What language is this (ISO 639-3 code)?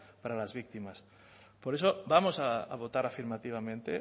spa